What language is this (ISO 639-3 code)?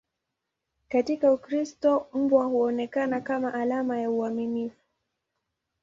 swa